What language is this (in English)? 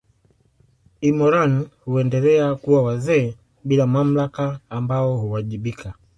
Swahili